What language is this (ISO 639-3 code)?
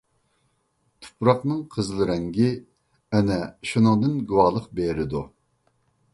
uig